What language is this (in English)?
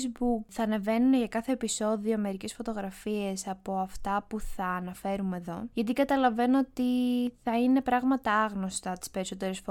Greek